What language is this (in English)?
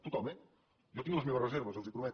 Catalan